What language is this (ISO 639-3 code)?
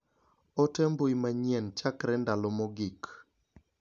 luo